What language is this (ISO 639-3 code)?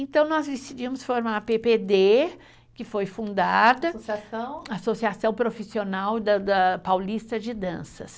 por